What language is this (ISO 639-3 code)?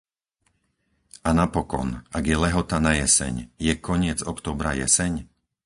slk